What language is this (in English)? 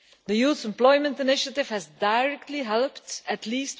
English